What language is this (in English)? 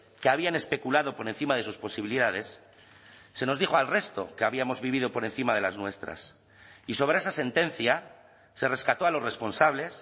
Spanish